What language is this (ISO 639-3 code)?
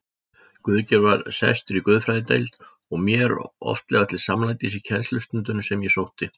isl